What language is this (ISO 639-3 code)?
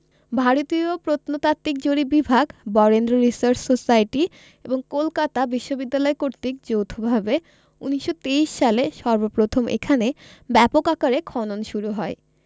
ben